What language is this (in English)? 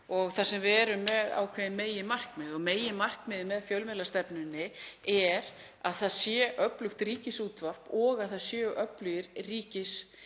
Icelandic